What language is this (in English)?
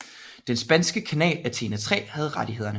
Danish